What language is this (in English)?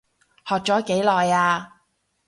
Cantonese